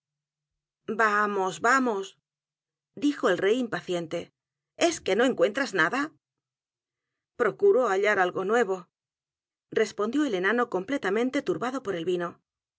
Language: Spanish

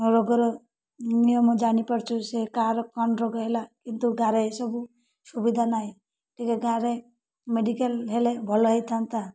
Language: Odia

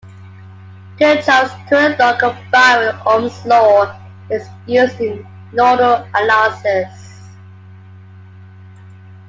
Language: English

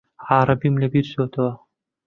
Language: Central Kurdish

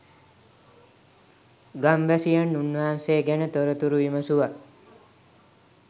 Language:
Sinhala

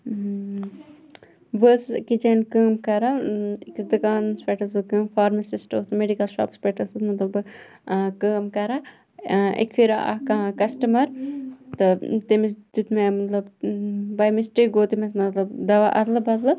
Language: Kashmiri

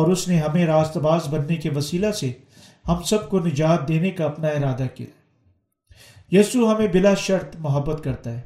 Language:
Urdu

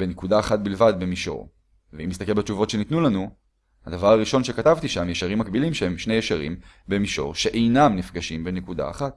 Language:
Hebrew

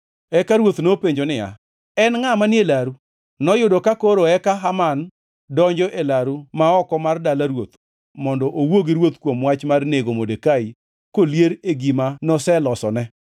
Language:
Luo (Kenya and Tanzania)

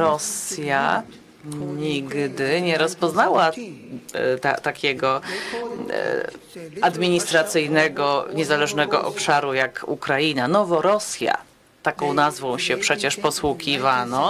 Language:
Polish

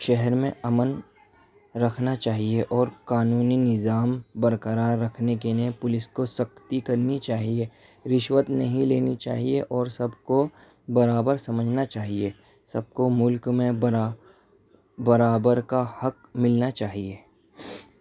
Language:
Urdu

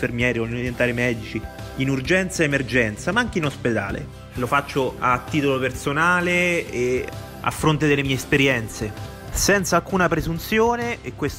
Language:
Italian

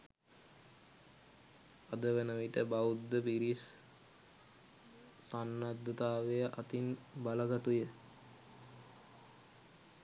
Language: Sinhala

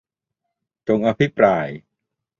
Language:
Thai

